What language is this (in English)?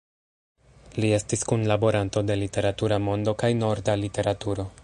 Esperanto